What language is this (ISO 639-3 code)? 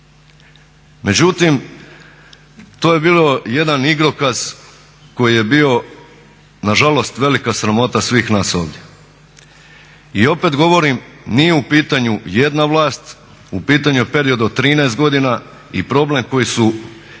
hrv